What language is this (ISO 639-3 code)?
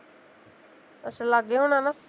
pan